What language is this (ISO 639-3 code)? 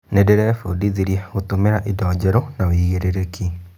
kik